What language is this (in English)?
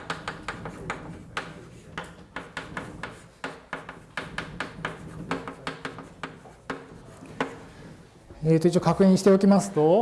Japanese